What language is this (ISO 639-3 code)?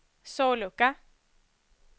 swe